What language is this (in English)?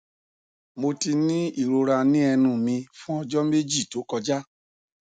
Yoruba